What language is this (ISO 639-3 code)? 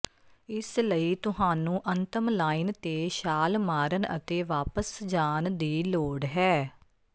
pan